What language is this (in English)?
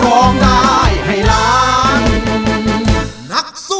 Thai